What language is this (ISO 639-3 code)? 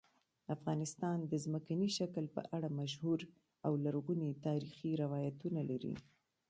pus